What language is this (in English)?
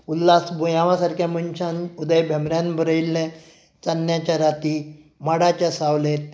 Konkani